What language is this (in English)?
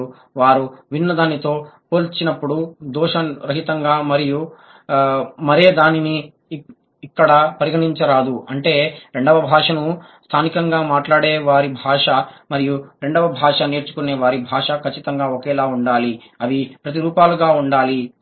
Telugu